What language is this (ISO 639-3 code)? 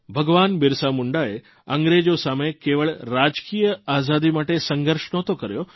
guj